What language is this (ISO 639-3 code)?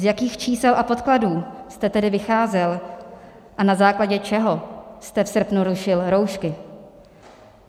ces